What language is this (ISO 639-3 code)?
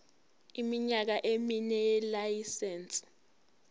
zul